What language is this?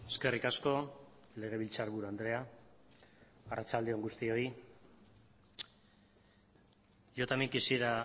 Basque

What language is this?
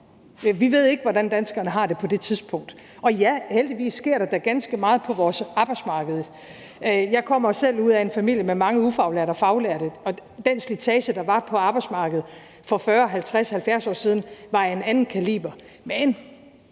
Danish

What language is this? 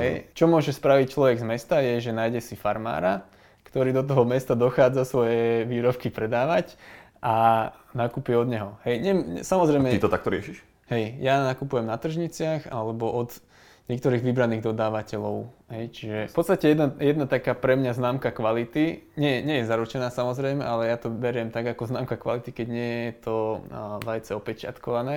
Slovak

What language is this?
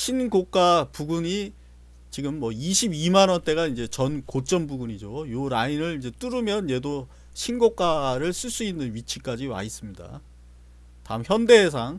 Korean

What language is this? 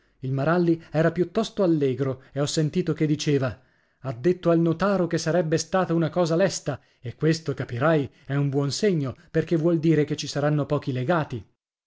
Italian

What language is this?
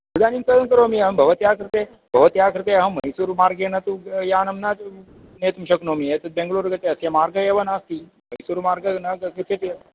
Sanskrit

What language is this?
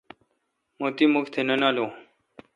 Kalkoti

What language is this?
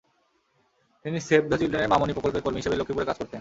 Bangla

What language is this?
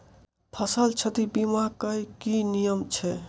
Maithili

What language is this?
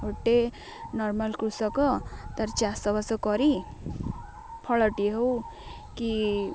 Odia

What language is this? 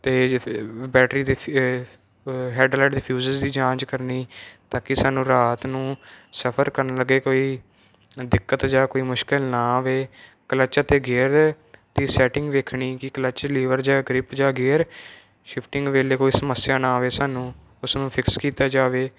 Punjabi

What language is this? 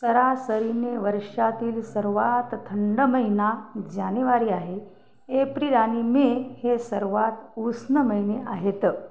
Marathi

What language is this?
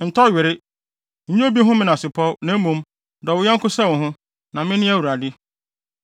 Akan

